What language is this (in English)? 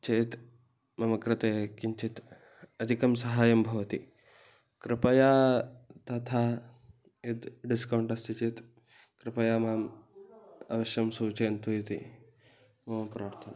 Sanskrit